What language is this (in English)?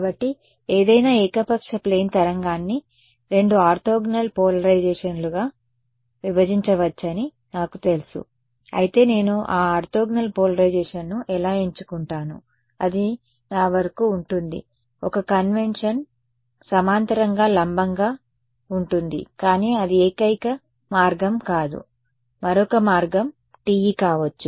Telugu